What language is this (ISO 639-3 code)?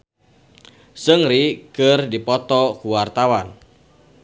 sun